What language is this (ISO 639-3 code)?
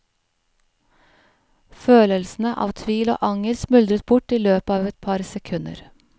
nor